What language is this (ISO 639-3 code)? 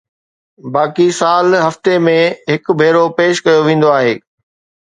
snd